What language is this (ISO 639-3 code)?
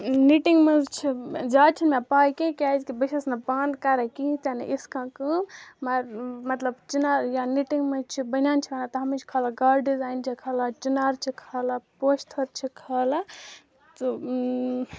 kas